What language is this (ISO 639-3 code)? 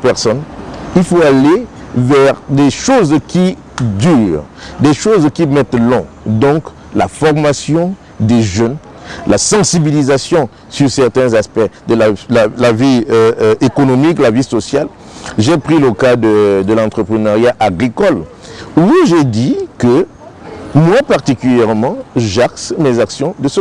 fra